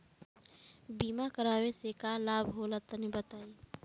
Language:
Bhojpuri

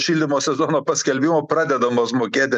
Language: Lithuanian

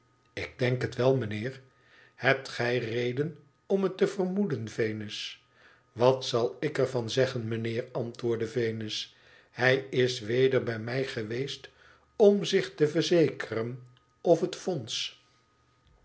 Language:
Dutch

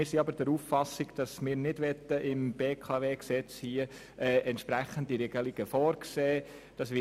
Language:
Swiss German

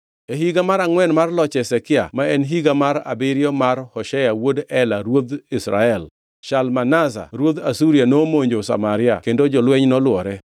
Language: Luo (Kenya and Tanzania)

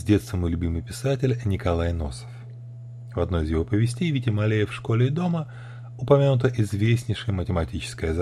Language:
Russian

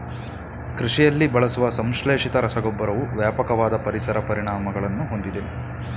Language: Kannada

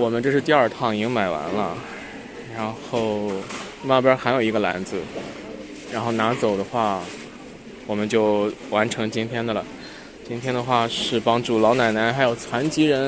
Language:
Chinese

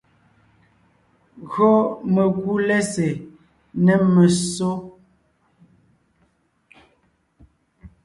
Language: Ngiemboon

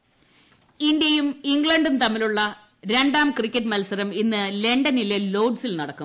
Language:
Malayalam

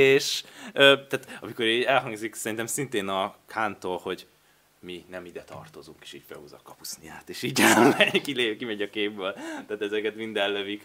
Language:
Hungarian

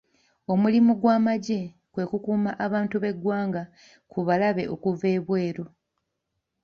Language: Ganda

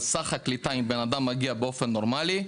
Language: Hebrew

